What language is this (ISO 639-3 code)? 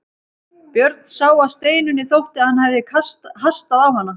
isl